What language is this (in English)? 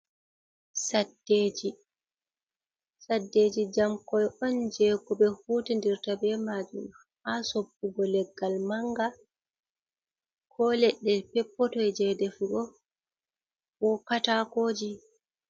Fula